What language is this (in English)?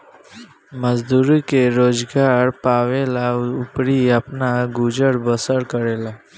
Bhojpuri